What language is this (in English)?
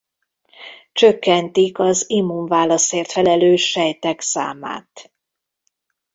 Hungarian